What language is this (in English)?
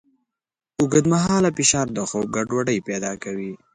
Pashto